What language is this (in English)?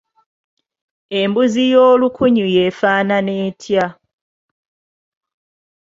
Ganda